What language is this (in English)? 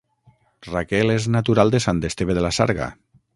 Catalan